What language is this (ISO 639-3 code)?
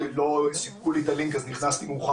heb